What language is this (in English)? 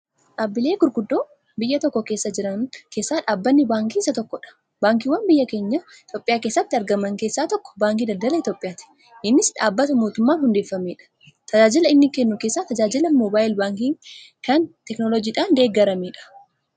Oromo